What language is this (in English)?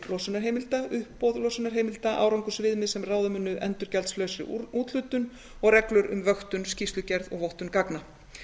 Icelandic